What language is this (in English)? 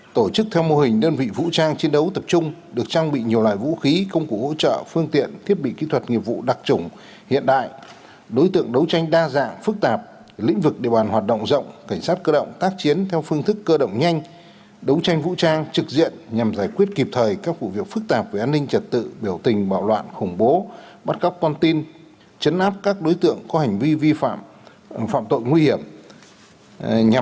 Vietnamese